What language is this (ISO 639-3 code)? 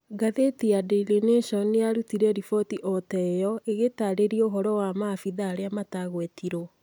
kik